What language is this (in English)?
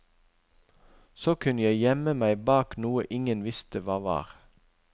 Norwegian